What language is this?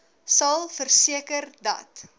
Afrikaans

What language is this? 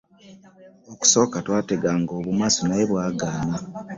Ganda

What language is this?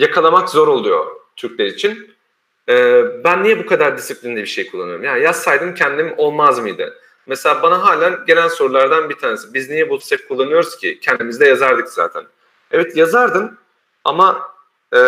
Turkish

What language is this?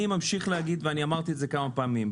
Hebrew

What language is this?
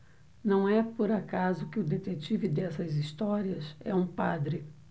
Portuguese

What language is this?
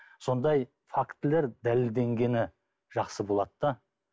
Kazakh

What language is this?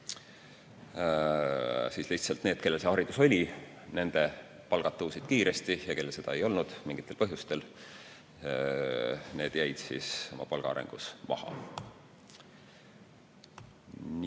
Estonian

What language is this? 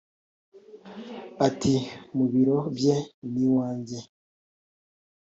Kinyarwanda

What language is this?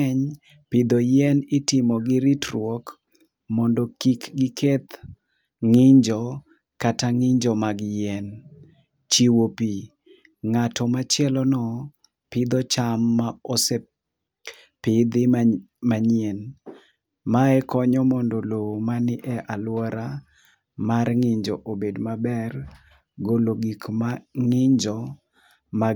Luo (Kenya and Tanzania)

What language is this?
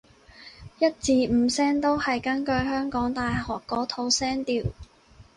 Cantonese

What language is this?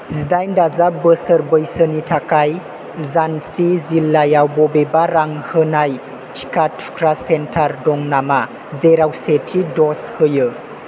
Bodo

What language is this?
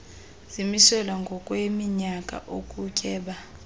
Xhosa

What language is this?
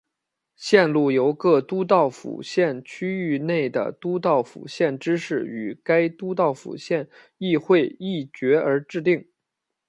Chinese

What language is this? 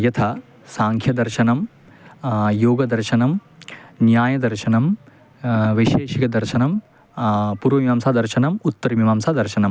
Sanskrit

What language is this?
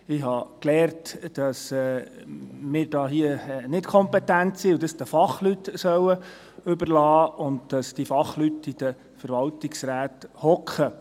Swiss German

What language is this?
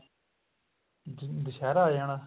Punjabi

